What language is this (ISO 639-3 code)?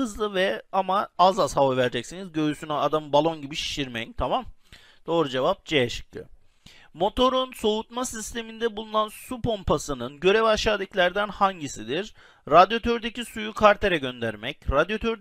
tur